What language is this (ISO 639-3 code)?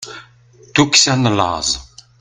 kab